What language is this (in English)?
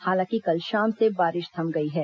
Hindi